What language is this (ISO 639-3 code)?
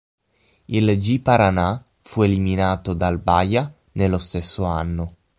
ita